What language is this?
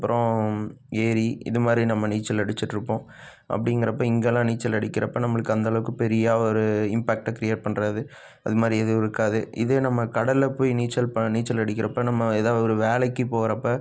Tamil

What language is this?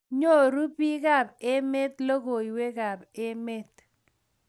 Kalenjin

